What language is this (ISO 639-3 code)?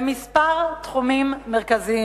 heb